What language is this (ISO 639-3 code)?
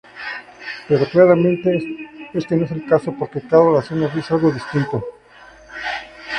spa